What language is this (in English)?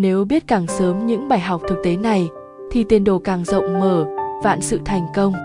Vietnamese